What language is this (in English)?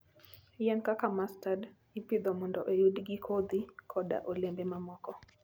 Luo (Kenya and Tanzania)